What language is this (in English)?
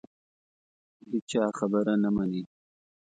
Pashto